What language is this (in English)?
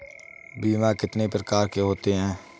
Hindi